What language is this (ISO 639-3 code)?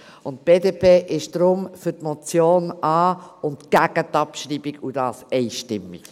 gsw